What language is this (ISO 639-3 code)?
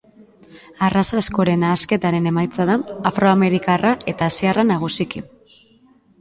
eus